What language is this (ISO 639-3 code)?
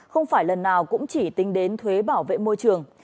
vie